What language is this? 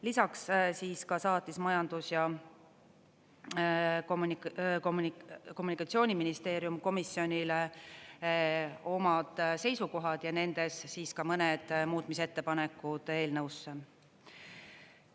Estonian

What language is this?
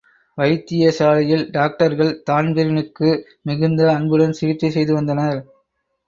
Tamil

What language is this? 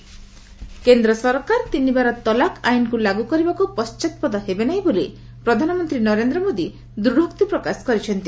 Odia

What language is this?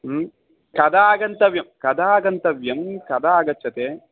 Sanskrit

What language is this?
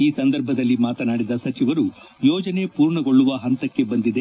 Kannada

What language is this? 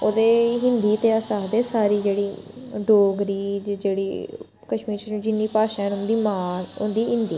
Dogri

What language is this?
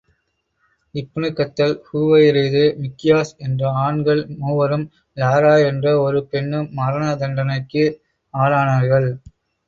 Tamil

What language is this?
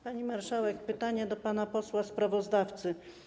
Polish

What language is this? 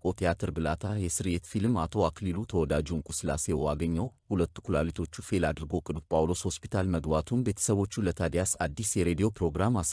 Arabic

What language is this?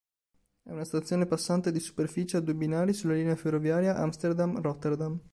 Italian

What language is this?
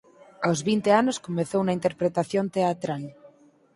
Galician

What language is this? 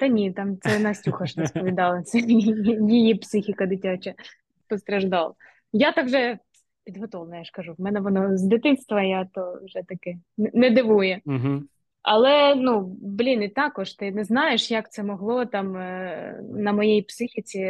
Ukrainian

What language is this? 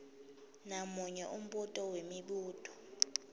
Swati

